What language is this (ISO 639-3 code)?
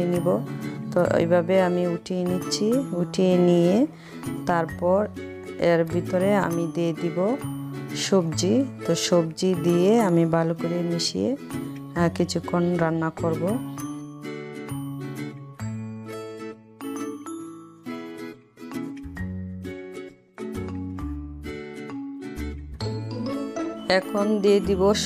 ron